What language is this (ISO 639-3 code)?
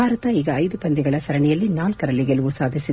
kan